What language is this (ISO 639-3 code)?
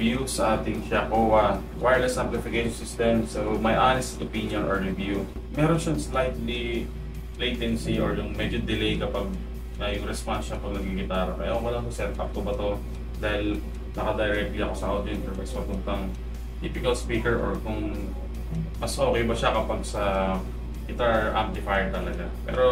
fil